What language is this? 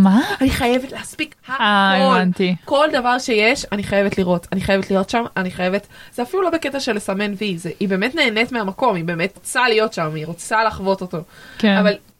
Hebrew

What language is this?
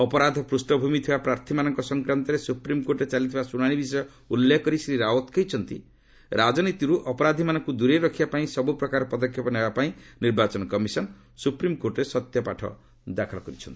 Odia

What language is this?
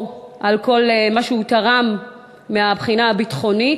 Hebrew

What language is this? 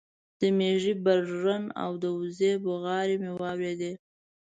Pashto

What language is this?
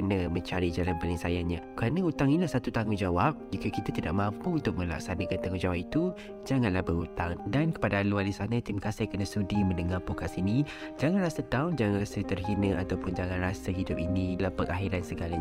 Malay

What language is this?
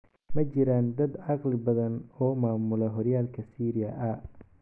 Somali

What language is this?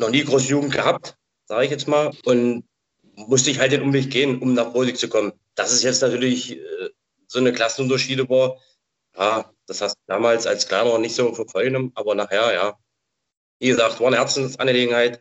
German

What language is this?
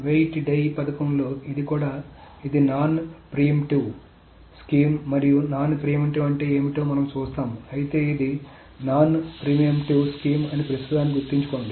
Telugu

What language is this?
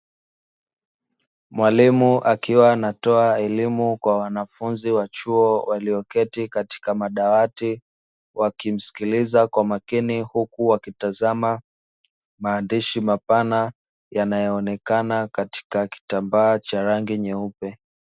Swahili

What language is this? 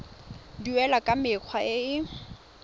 Tswana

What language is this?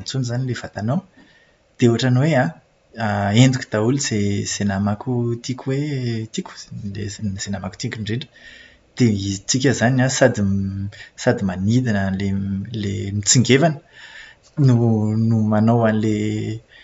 Malagasy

